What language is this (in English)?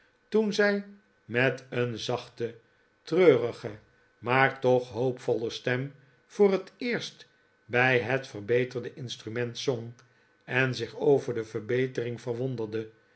Dutch